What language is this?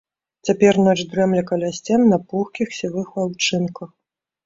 Belarusian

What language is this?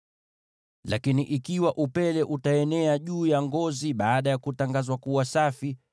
Swahili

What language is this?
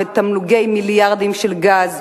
Hebrew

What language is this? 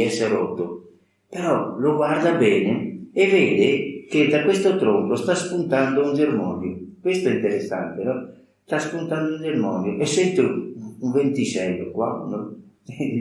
Italian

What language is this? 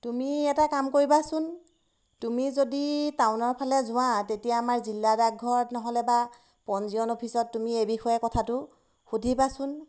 Assamese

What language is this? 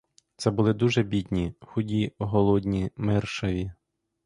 Ukrainian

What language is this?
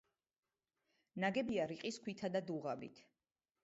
Georgian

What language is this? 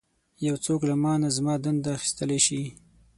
Pashto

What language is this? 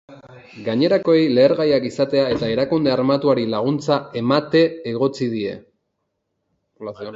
Basque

